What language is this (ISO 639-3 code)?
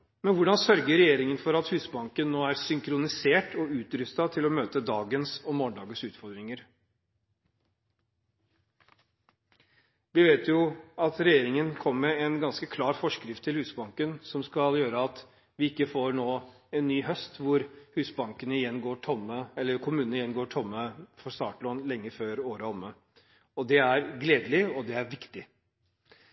nob